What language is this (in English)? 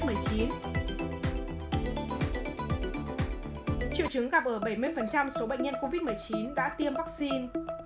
Vietnamese